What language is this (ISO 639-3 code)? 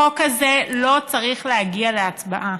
heb